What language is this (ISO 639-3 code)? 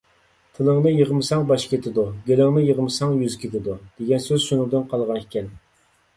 uig